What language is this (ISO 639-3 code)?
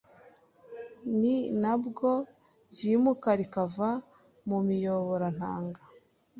kin